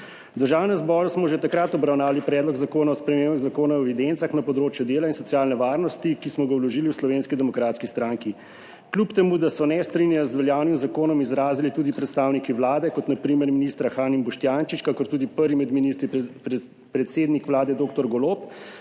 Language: Slovenian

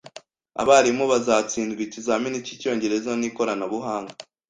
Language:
Kinyarwanda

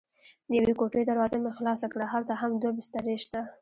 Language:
Pashto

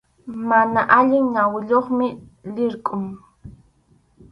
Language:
Arequipa-La Unión Quechua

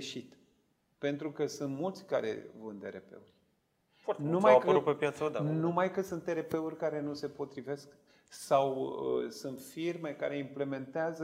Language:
Romanian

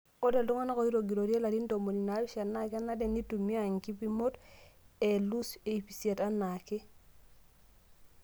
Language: Masai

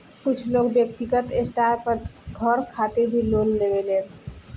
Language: Bhojpuri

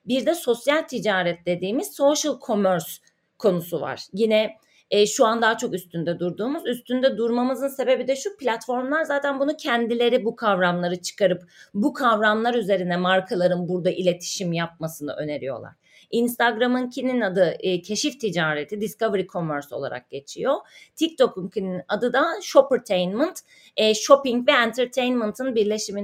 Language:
Turkish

